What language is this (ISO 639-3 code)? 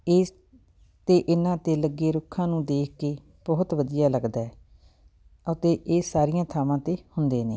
pan